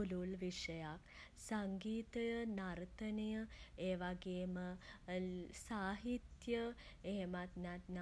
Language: Sinhala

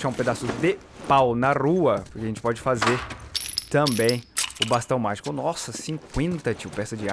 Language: Portuguese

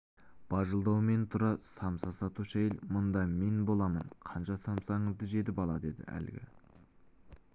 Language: Kazakh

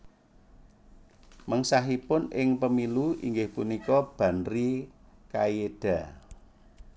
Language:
Javanese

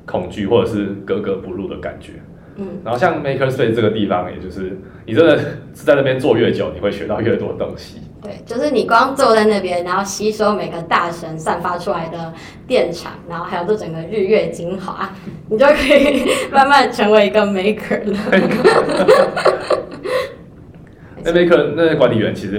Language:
Chinese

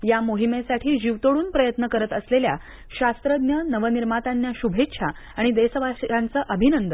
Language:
Marathi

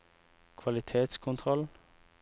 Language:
Norwegian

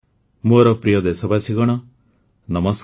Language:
Odia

